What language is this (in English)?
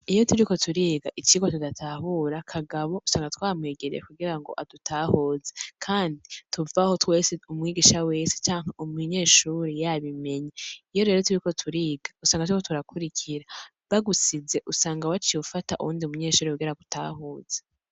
Rundi